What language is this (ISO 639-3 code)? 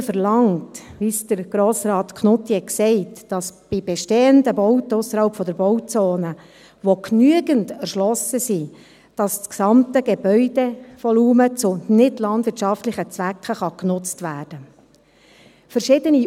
gsw